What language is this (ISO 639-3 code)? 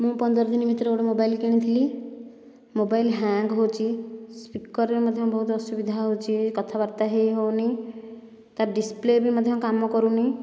ori